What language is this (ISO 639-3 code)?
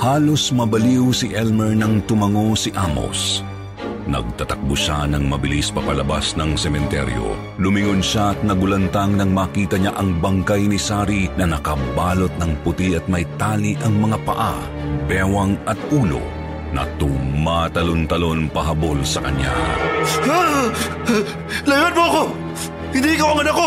fil